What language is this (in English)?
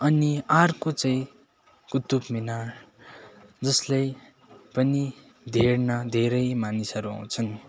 Nepali